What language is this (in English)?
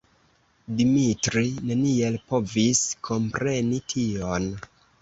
Esperanto